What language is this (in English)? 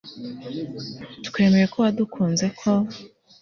Kinyarwanda